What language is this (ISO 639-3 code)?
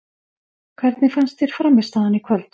isl